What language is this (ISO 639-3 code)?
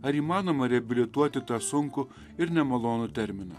lit